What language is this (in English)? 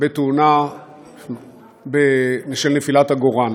Hebrew